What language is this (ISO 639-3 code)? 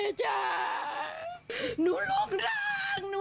tha